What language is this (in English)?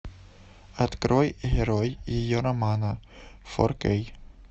Russian